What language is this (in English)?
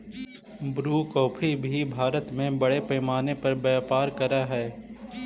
Magahi